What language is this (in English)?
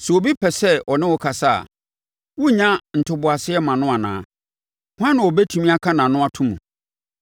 Akan